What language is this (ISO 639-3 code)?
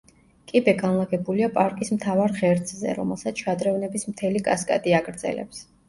kat